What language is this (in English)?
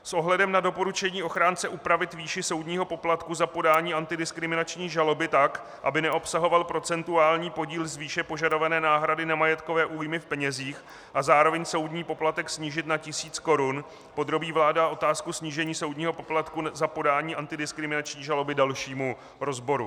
Czech